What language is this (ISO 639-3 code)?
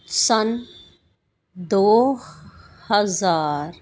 pan